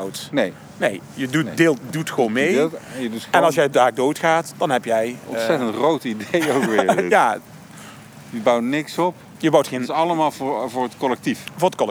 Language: Dutch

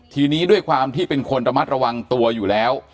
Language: Thai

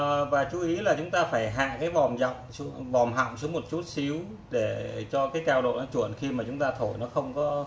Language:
Vietnamese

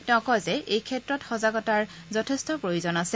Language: Assamese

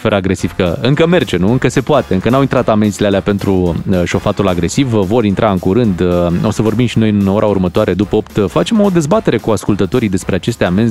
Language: Romanian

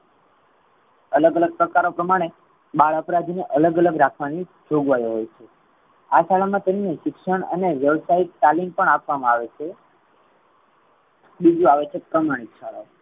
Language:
Gujarati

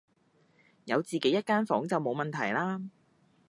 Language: Cantonese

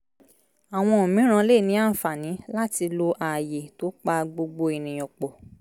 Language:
Yoruba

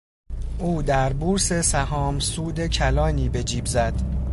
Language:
Persian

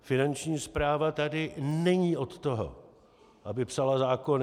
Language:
Czech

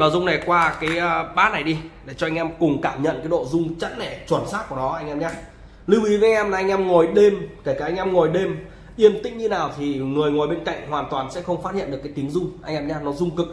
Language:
Vietnamese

